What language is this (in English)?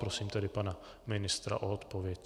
Czech